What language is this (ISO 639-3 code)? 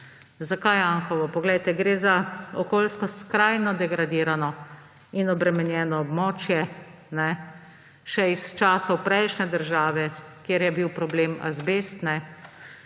slv